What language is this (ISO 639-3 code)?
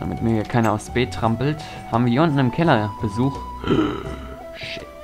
deu